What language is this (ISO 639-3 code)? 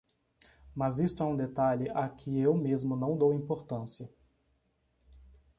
por